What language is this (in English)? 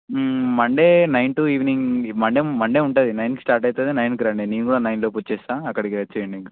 Telugu